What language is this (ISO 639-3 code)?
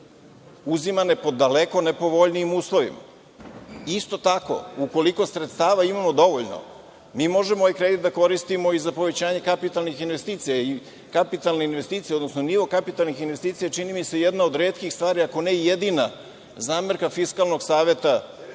srp